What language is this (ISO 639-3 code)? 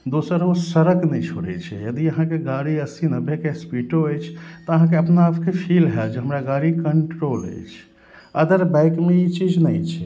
mai